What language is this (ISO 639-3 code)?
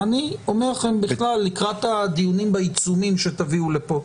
heb